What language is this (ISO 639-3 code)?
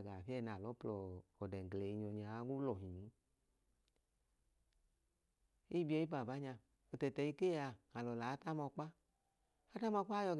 idu